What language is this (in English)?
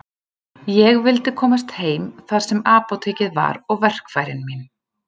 Icelandic